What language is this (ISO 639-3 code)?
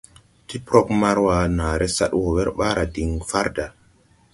tui